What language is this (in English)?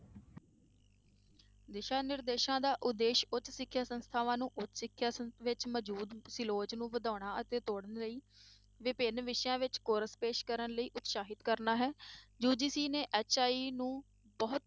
Punjabi